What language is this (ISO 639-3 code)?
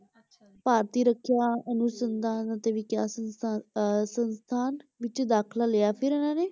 pan